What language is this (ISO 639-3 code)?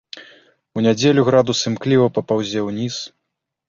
bel